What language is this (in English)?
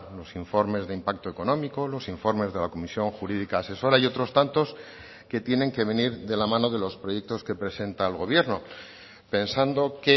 Spanish